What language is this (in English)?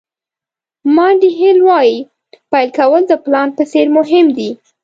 Pashto